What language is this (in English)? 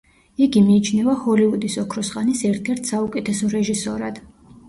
Georgian